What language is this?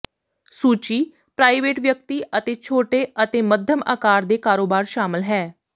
Punjabi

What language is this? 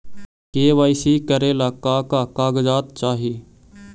Magahi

